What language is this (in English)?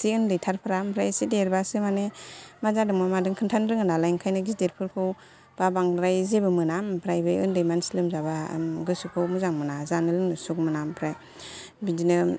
Bodo